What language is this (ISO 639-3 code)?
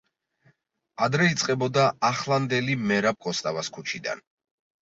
kat